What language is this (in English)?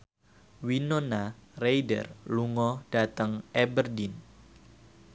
Javanese